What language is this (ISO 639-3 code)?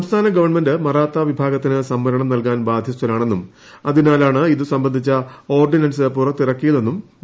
mal